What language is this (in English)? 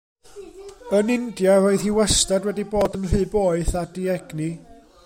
Welsh